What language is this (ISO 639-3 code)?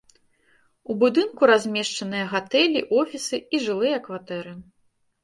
bel